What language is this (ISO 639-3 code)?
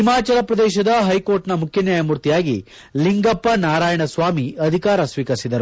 kan